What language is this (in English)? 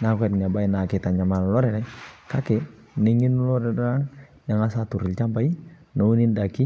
Masai